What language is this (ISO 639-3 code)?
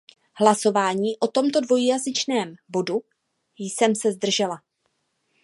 ces